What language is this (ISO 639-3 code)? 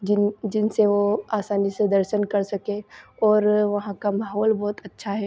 hin